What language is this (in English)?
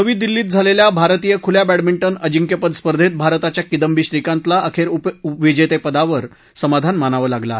Marathi